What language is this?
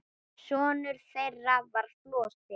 Icelandic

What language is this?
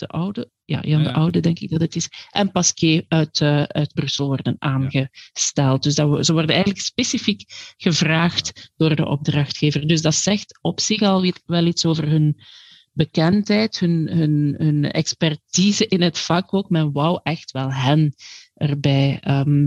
Dutch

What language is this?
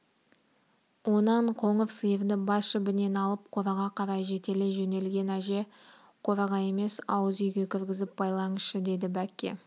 Kazakh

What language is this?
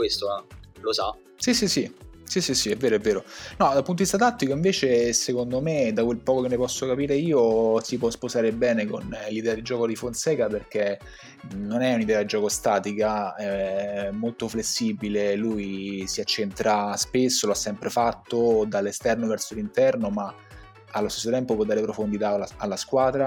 Italian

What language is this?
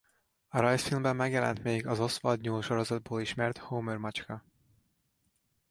Hungarian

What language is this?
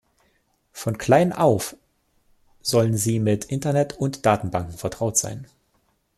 German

